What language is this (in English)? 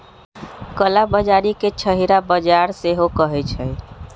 Magahi